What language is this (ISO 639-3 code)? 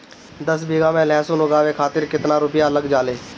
bho